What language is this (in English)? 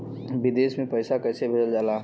Bhojpuri